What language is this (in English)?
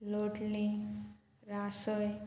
Konkani